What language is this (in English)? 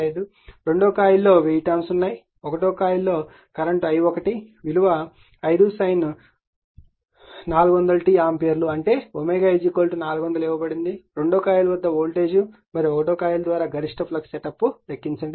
Telugu